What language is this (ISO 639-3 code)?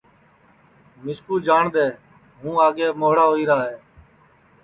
ssi